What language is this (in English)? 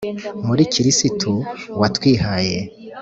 Kinyarwanda